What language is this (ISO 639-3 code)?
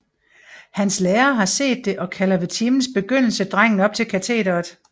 dan